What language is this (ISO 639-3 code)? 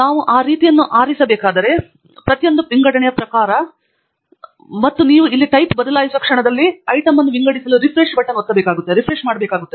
kan